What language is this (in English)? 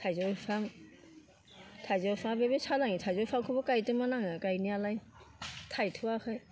Bodo